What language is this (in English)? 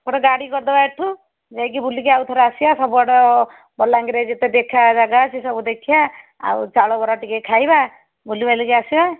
Odia